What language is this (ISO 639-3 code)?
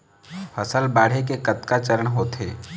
hne